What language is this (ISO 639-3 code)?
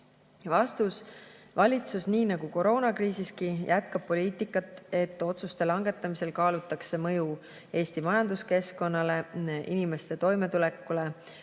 est